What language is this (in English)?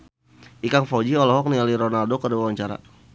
Sundanese